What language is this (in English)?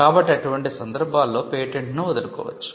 Telugu